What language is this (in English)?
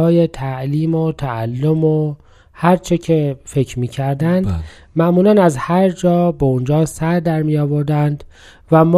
Persian